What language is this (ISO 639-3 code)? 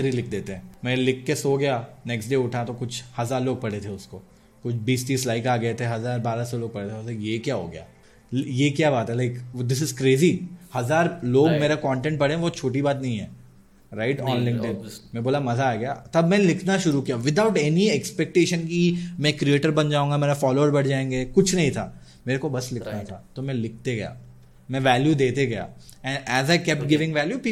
hin